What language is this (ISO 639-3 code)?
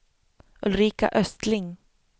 swe